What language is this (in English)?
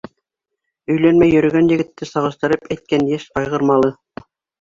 Bashkir